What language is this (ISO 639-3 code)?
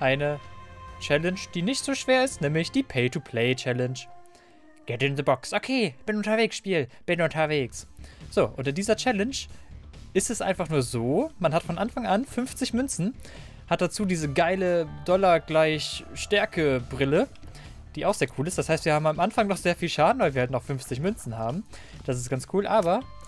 deu